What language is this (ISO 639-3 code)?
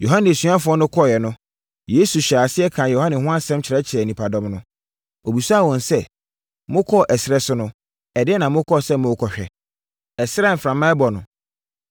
aka